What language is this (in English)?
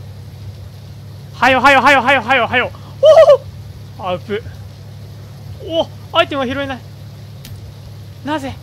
Japanese